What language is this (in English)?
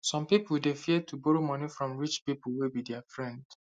Nigerian Pidgin